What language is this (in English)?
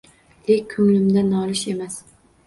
Uzbek